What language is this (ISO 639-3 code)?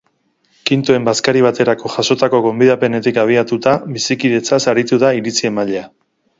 eus